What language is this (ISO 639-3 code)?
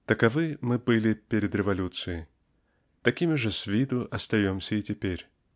rus